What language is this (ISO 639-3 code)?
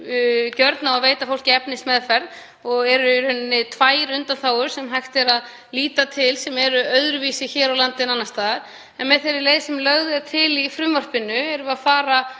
isl